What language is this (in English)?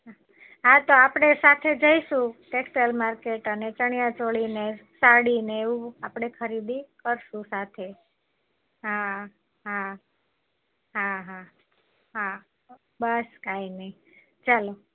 Gujarati